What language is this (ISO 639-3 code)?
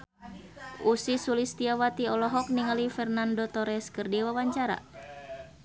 sun